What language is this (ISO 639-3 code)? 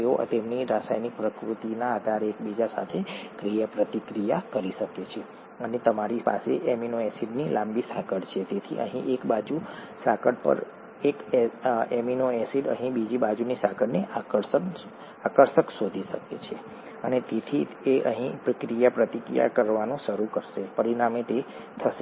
guj